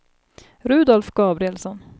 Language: Swedish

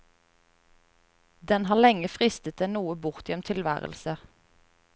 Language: Norwegian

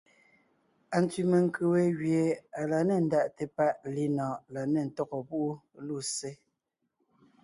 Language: Ngiemboon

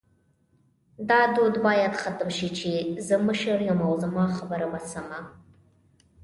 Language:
Pashto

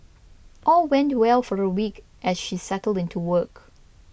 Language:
English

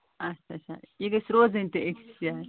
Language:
Kashmiri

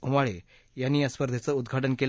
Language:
Marathi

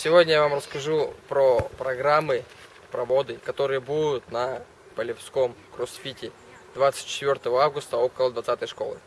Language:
Russian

